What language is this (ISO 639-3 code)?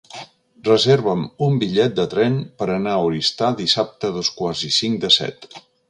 cat